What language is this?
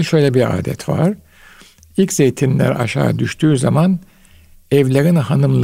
Turkish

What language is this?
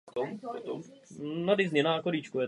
Czech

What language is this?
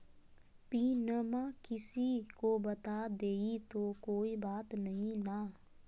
Magahi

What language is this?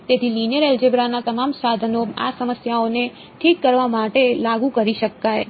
Gujarati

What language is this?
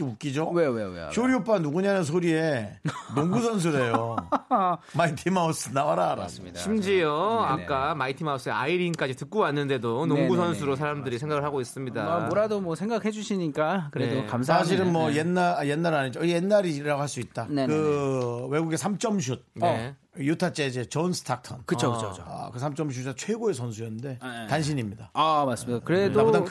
Korean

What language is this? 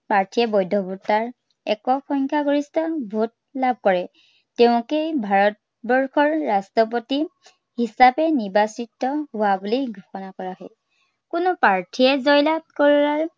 Assamese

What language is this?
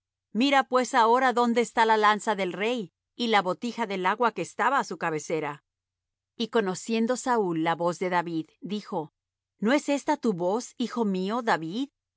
Spanish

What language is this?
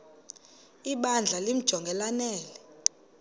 Xhosa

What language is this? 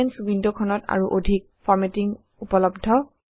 Assamese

